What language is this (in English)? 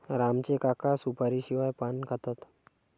Marathi